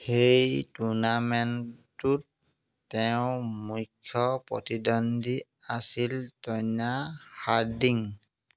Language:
Assamese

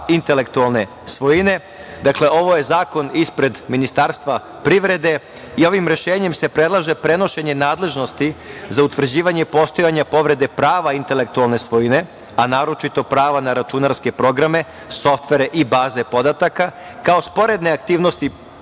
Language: Serbian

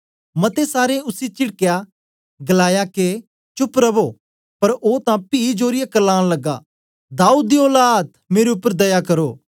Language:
Dogri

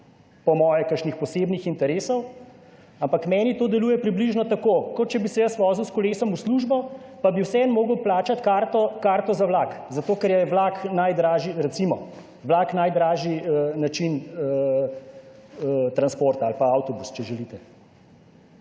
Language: Slovenian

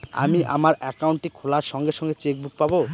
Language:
Bangla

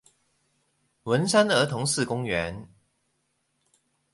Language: Chinese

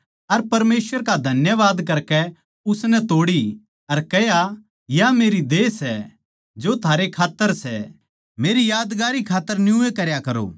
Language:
Haryanvi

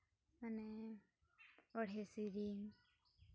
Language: Santali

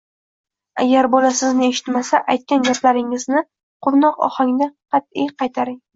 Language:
Uzbek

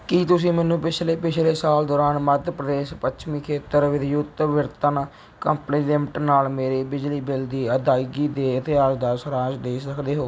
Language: Punjabi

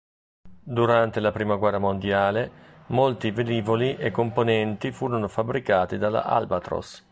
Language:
Italian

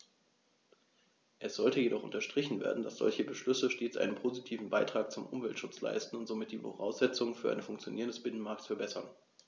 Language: German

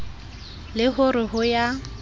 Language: Southern Sotho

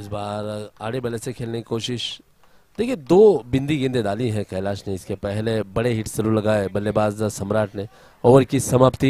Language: Hindi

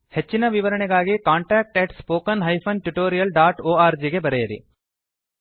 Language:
Kannada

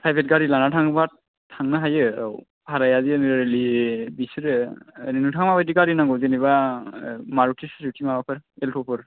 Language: Bodo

